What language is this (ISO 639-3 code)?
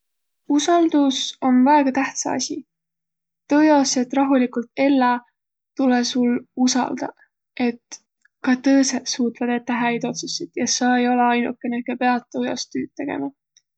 vro